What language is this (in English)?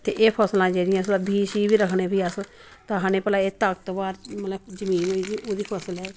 Dogri